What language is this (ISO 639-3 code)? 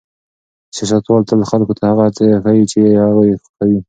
pus